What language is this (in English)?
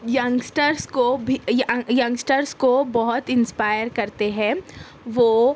Urdu